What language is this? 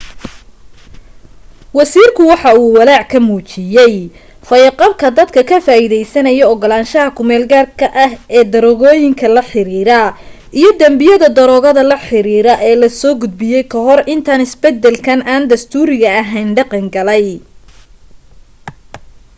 Somali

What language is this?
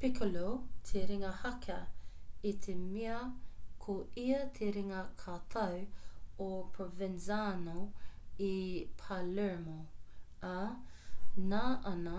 Māori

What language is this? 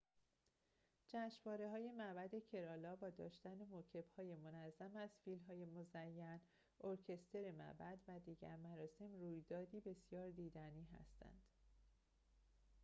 Persian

